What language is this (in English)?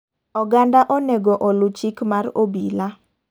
Luo (Kenya and Tanzania)